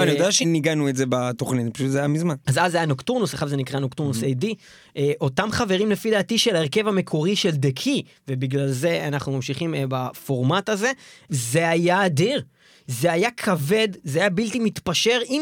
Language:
Hebrew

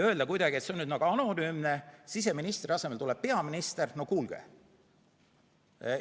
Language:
Estonian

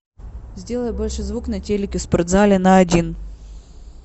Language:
Russian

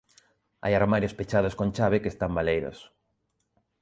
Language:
Galician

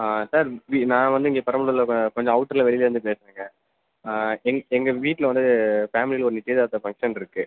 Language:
Tamil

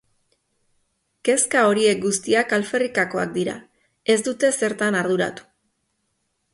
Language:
Basque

